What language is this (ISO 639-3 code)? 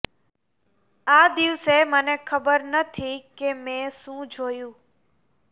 guj